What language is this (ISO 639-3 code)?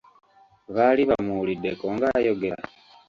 lug